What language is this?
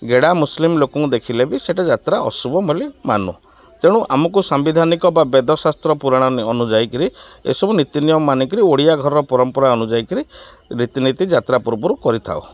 Odia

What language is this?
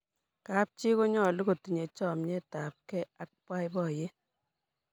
Kalenjin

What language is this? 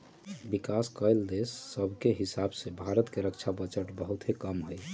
Magahi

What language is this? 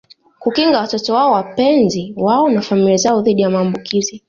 Swahili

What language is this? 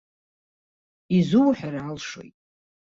Abkhazian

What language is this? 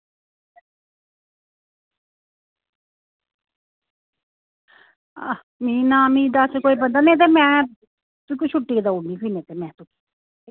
Dogri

